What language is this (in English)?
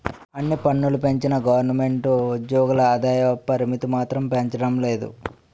Telugu